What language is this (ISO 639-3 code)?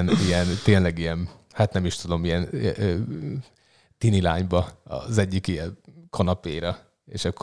hun